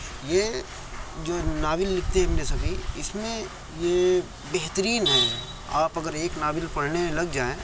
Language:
Urdu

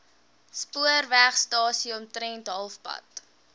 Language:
Afrikaans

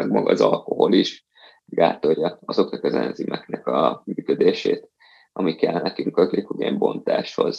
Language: Hungarian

